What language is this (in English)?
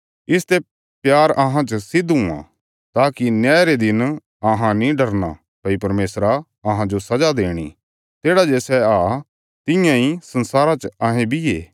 Bilaspuri